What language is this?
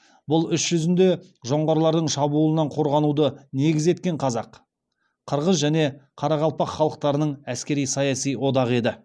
Kazakh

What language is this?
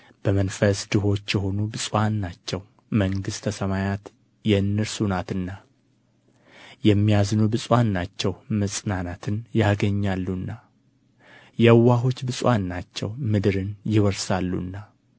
Amharic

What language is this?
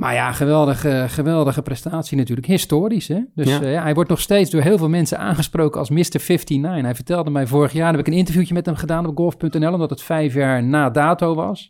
Dutch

